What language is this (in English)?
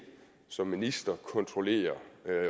Danish